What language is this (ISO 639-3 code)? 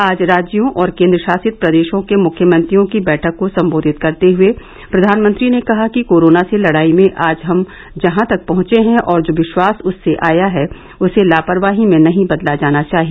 hin